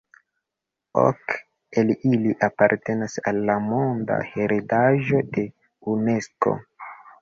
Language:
Esperanto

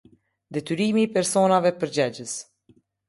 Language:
Albanian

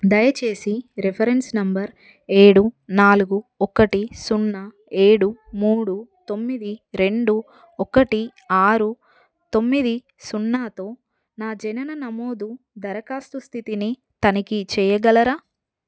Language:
Telugu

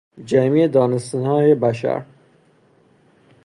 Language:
Persian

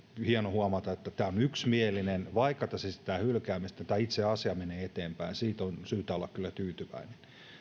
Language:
Finnish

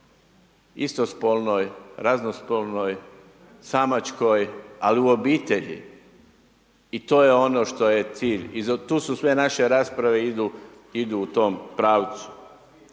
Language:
Croatian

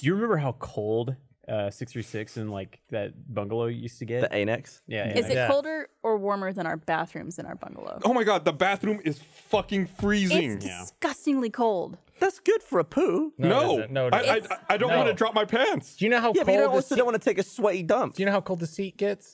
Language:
English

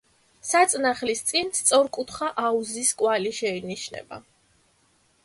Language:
Georgian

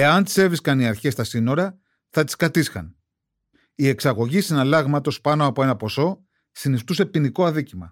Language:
Greek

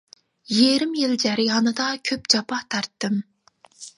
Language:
Uyghur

